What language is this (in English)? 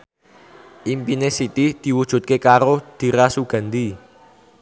Javanese